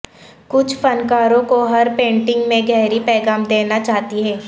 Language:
Urdu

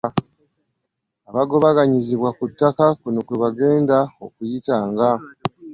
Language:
Ganda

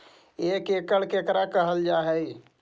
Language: Magahi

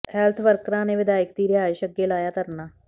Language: Punjabi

